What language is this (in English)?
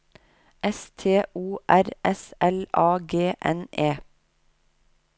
Norwegian